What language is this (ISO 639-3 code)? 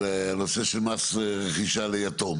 heb